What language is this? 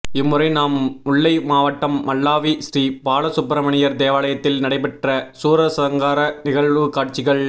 Tamil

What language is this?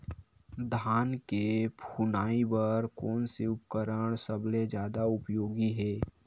Chhattisgarhi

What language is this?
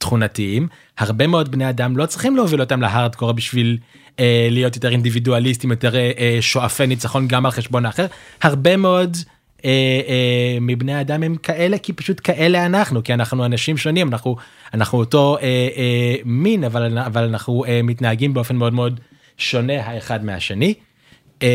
Hebrew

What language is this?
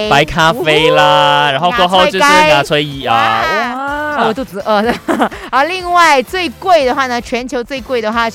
Chinese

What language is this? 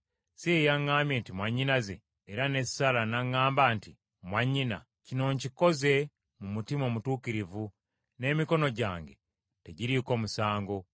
Ganda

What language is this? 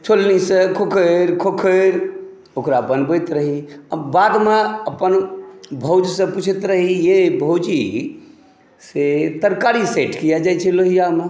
Maithili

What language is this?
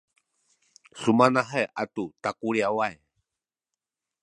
Sakizaya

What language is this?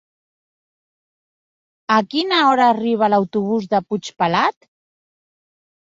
Catalan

